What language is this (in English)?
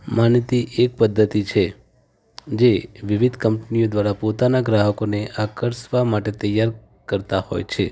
Gujarati